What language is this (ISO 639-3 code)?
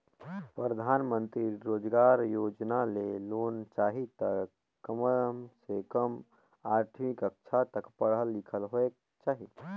hne